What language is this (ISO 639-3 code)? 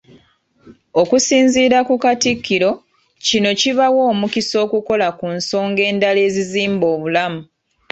lug